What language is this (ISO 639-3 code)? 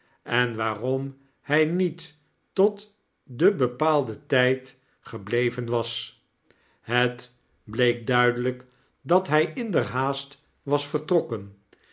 nld